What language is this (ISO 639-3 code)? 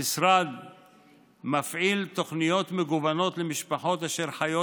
heb